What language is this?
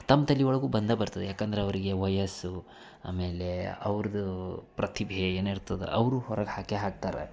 Kannada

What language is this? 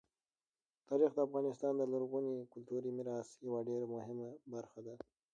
Pashto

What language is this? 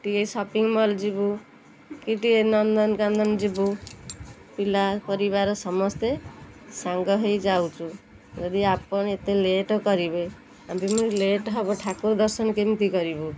Odia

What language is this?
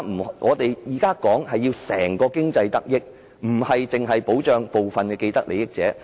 Cantonese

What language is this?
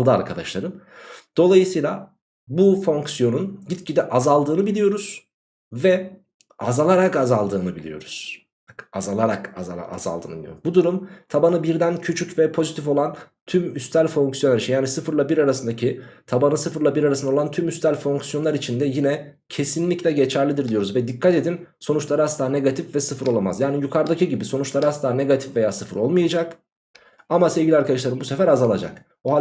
Turkish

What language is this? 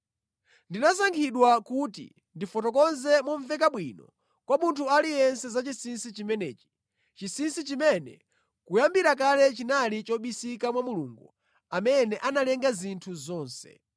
Nyanja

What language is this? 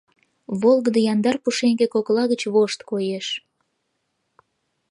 Mari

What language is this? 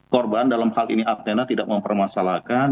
Indonesian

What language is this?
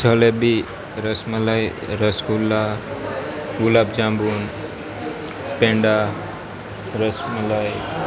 Gujarati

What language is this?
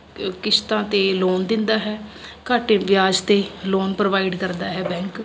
Punjabi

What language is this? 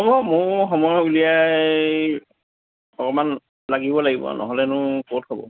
Assamese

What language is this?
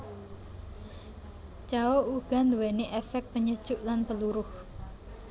Javanese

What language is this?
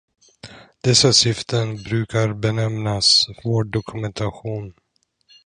Swedish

